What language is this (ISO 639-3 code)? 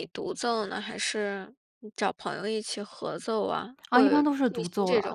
zho